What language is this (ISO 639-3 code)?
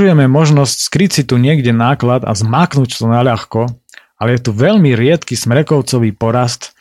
slk